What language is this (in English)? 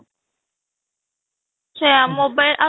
Odia